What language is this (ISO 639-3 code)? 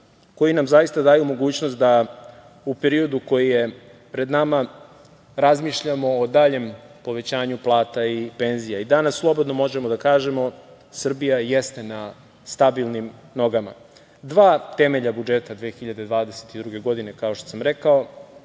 srp